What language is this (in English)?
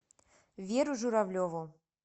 Russian